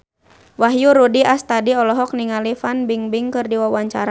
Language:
Sundanese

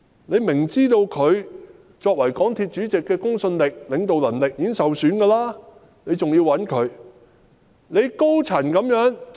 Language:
Cantonese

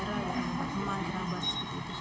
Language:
Indonesian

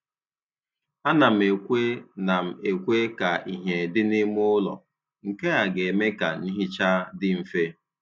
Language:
Igbo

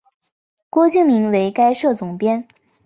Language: Chinese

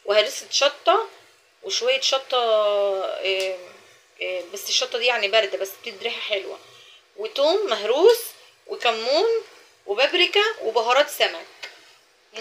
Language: Arabic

